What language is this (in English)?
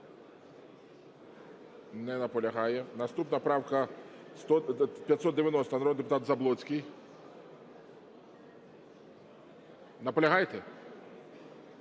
Ukrainian